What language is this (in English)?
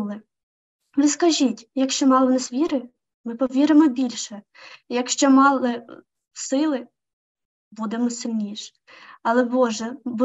Ukrainian